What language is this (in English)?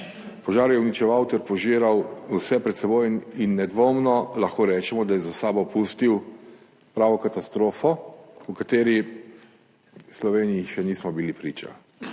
Slovenian